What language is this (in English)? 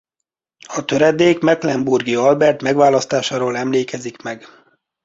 Hungarian